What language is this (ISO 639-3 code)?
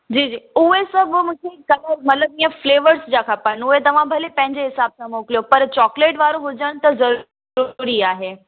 snd